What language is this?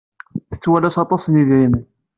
Kabyle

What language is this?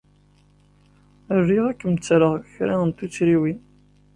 Kabyle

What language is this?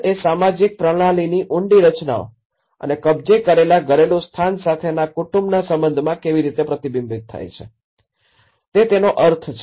Gujarati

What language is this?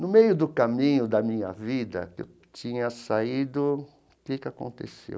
Portuguese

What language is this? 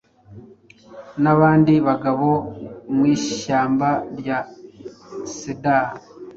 Kinyarwanda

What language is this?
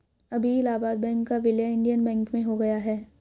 Hindi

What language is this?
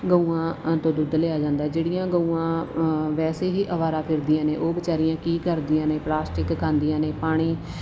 Punjabi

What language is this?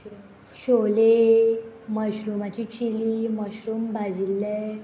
Konkani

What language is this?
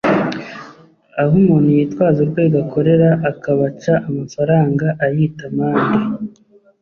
Kinyarwanda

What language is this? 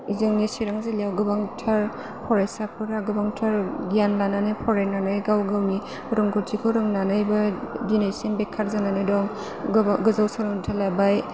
Bodo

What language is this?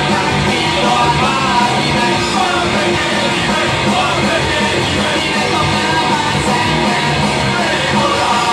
Italian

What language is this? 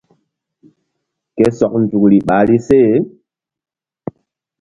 Mbum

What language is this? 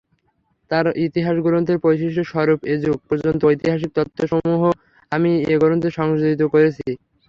Bangla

